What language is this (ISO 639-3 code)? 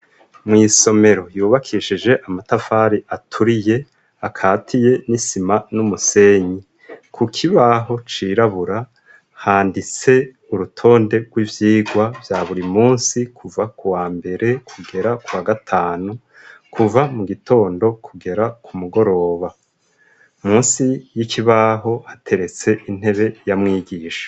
run